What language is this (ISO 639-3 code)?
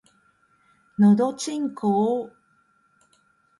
jpn